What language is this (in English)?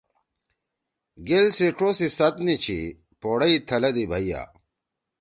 Torwali